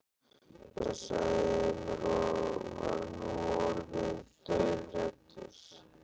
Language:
Icelandic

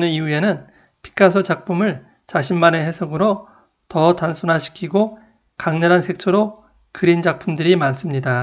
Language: Korean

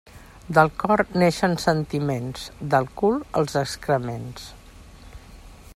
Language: Catalan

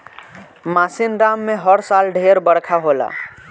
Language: Bhojpuri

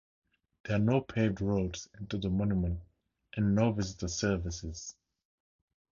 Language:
English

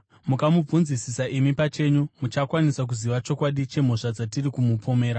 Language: Shona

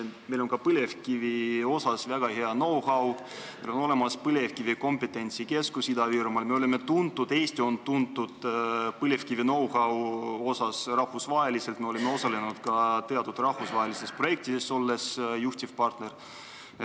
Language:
Estonian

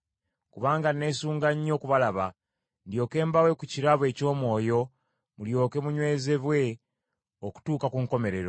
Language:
Ganda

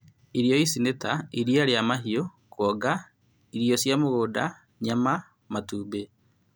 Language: Kikuyu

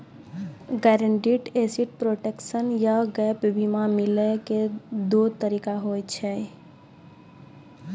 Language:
Maithili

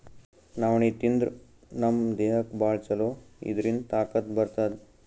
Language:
Kannada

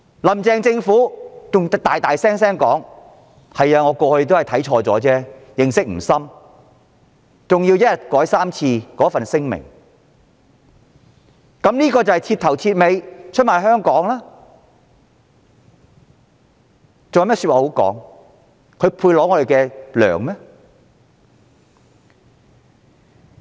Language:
Cantonese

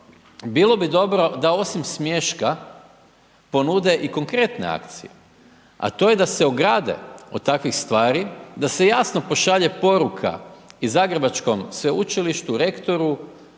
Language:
Croatian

